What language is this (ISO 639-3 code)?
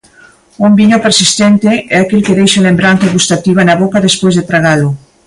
glg